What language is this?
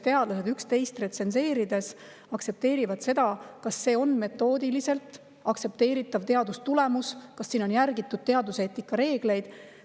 Estonian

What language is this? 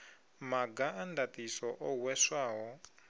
Venda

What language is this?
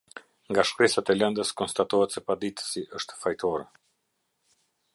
Albanian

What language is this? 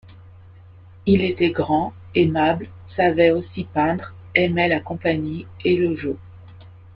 French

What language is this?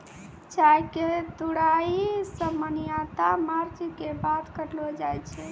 Maithili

